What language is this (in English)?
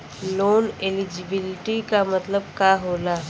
Bhojpuri